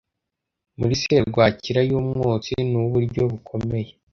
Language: Kinyarwanda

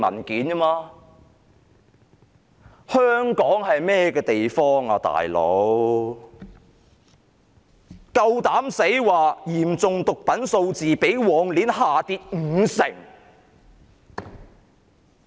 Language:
Cantonese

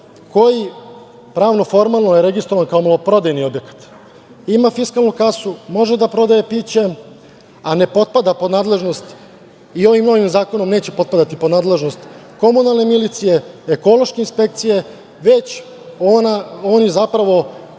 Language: Serbian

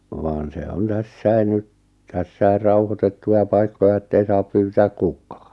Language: Finnish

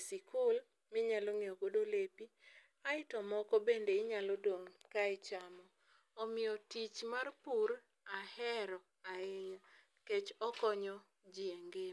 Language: Luo (Kenya and Tanzania)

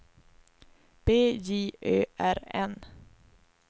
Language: Swedish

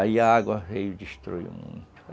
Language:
Portuguese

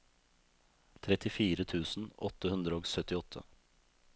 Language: Norwegian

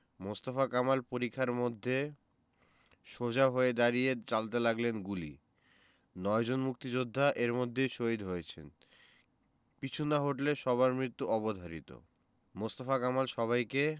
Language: Bangla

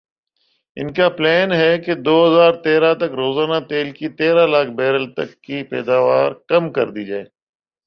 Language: Urdu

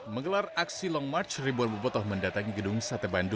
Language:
Indonesian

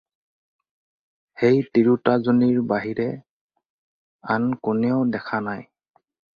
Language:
Assamese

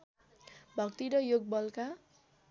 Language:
Nepali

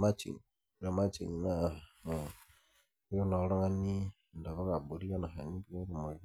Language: Masai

